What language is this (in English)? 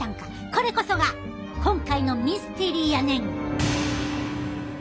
Japanese